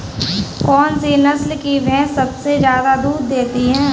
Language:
Hindi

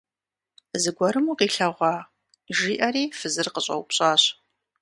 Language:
Kabardian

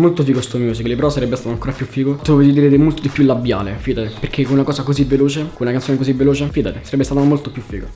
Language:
Italian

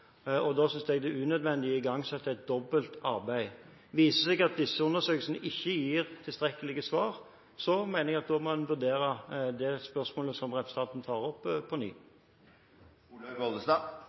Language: Norwegian Bokmål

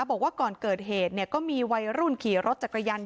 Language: Thai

